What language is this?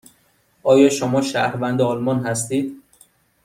Persian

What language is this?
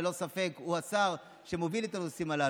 Hebrew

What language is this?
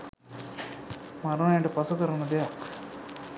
Sinhala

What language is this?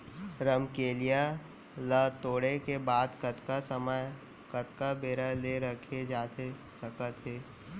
Chhattisgarhi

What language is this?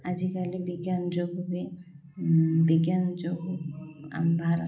Odia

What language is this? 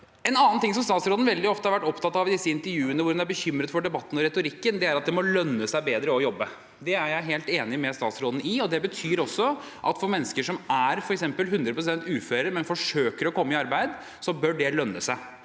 Norwegian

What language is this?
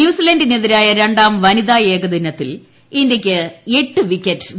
Malayalam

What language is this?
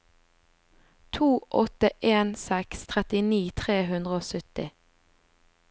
Norwegian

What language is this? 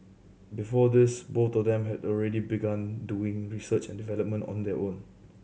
English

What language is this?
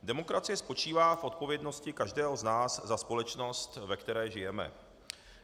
Czech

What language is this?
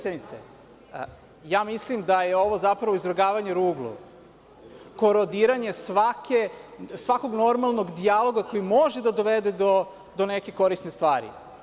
Serbian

